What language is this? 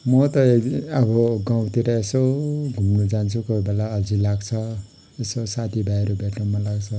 Nepali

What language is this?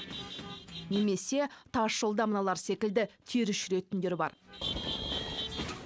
Kazakh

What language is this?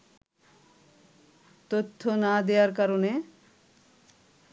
Bangla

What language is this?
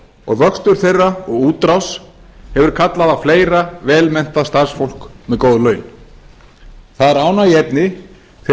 Icelandic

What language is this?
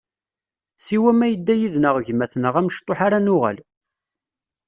Kabyle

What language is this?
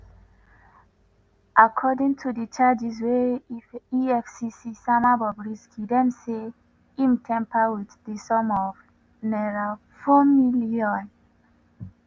Nigerian Pidgin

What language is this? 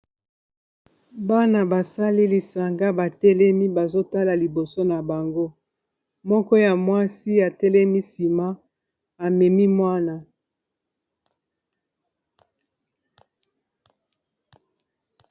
Lingala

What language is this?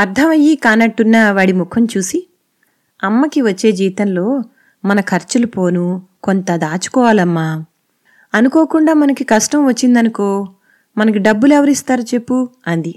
Telugu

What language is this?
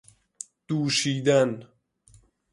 Persian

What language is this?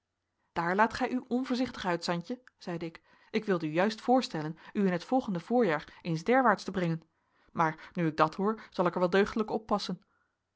Dutch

